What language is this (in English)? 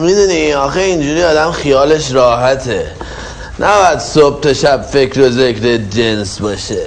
Persian